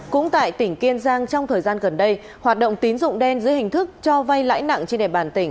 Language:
Vietnamese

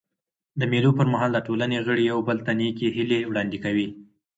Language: Pashto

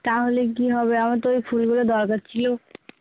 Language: Bangla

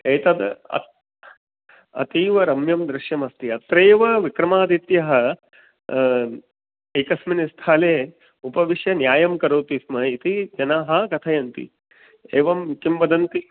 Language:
Sanskrit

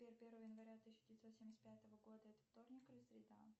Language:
Russian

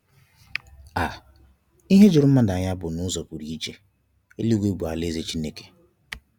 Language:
Igbo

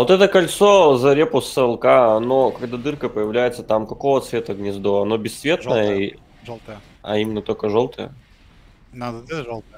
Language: Russian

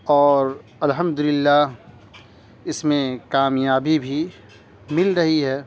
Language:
Urdu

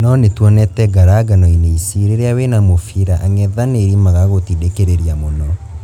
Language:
Kikuyu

